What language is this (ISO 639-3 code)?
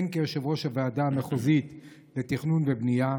heb